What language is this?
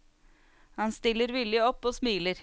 Norwegian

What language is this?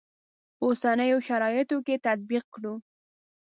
Pashto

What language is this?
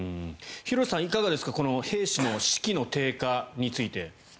Japanese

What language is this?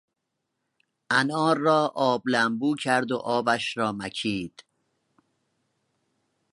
Persian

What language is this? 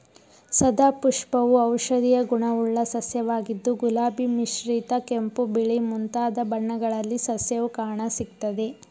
Kannada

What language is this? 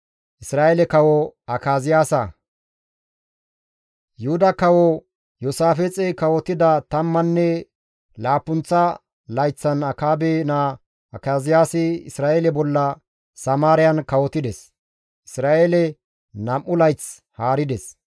Gamo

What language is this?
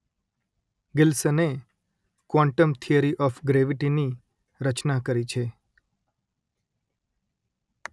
Gujarati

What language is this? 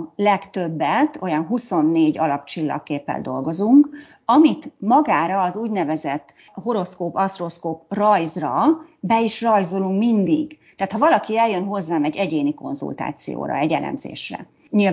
Hungarian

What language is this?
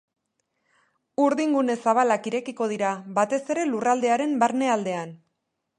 Basque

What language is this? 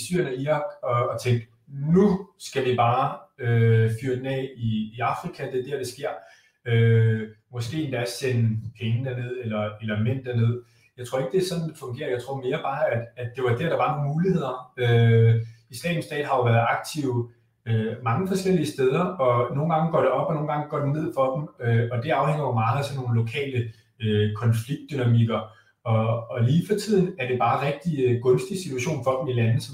Danish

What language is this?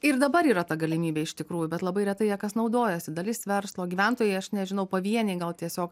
Lithuanian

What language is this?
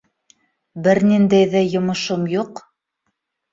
Bashkir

